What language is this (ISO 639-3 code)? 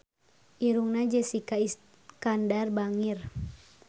sun